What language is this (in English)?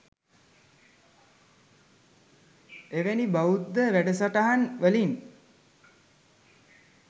Sinhala